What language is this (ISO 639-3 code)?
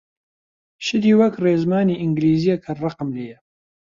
ckb